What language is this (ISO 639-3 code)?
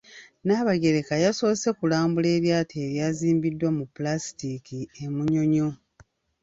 lug